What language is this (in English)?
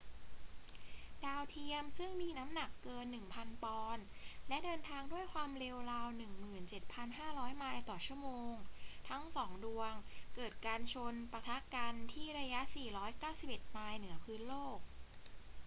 Thai